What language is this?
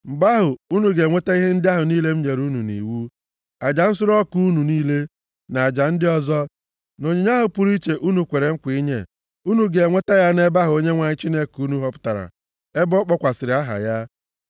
Igbo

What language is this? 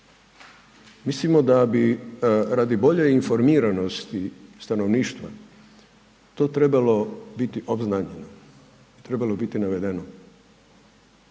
Croatian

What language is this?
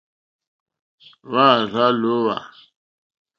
Mokpwe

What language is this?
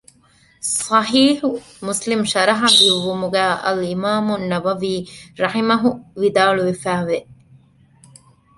Divehi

